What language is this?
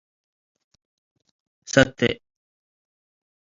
Tigre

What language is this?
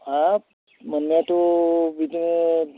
Bodo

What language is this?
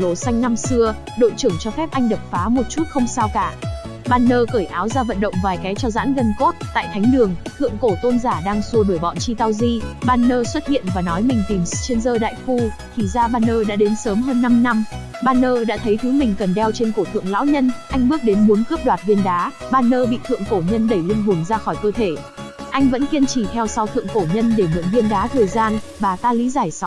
Vietnamese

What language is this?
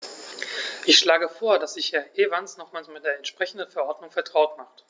German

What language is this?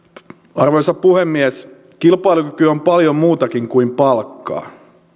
Finnish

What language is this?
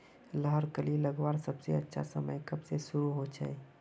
Magahi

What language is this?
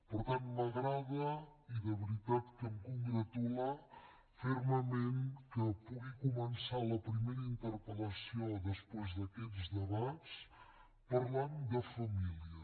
Catalan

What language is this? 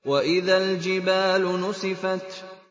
Arabic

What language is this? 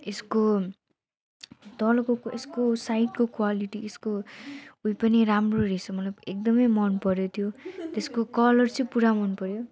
Nepali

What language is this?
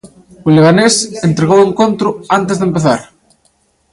Galician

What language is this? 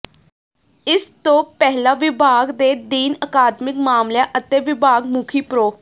Punjabi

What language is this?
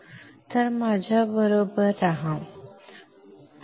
Marathi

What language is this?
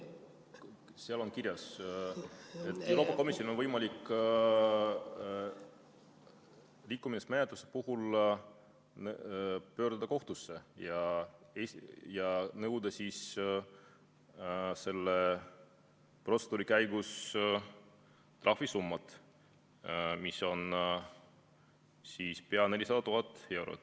Estonian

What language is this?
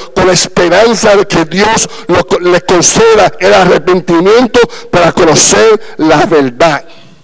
Spanish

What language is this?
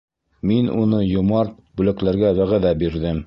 Bashkir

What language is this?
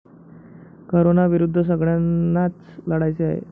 Marathi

